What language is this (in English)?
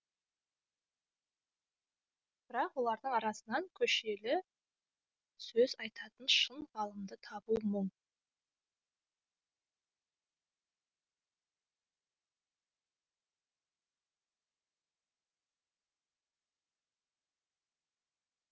Kazakh